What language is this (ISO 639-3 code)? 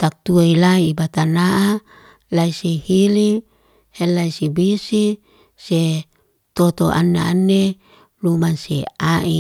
ste